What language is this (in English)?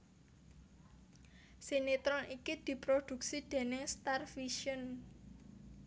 Javanese